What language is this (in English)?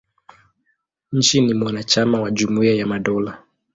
Swahili